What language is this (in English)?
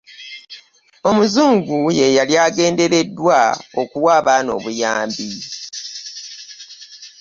Ganda